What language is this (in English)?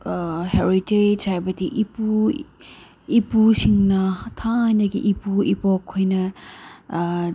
Manipuri